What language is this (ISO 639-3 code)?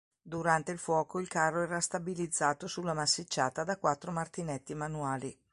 ita